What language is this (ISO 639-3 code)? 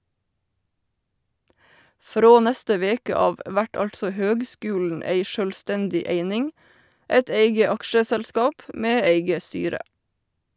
nor